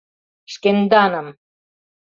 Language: Mari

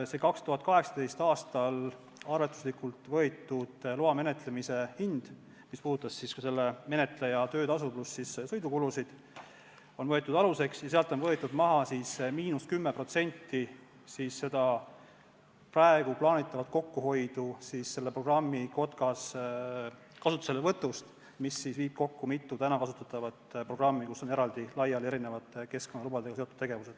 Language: Estonian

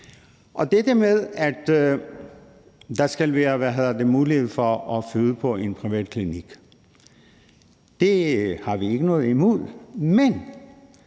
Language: Danish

